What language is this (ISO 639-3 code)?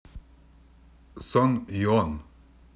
rus